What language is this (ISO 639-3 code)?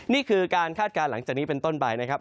tha